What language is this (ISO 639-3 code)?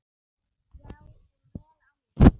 isl